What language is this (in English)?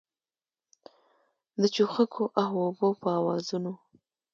Pashto